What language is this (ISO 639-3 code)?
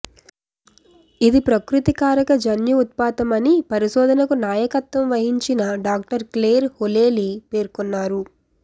tel